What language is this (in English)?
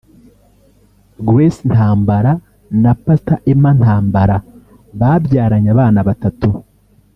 Kinyarwanda